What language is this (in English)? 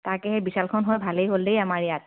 Assamese